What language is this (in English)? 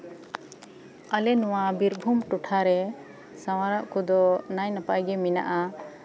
Santali